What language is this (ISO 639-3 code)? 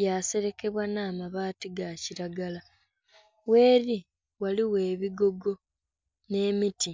xog